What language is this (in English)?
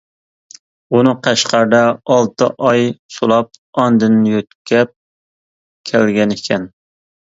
Uyghur